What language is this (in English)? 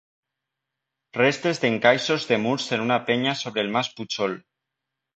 Catalan